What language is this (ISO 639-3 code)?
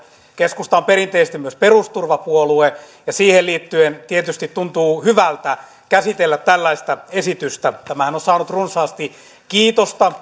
fin